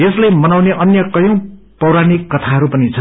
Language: Nepali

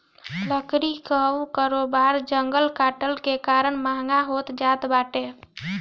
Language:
Bhojpuri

